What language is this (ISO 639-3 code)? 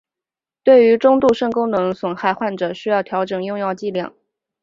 zho